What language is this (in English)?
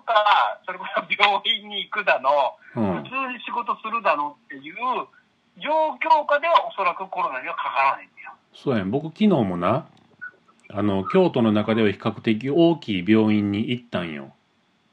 Japanese